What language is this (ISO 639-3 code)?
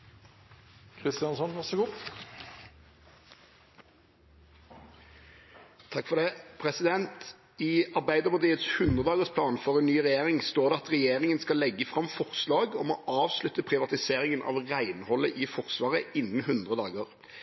nob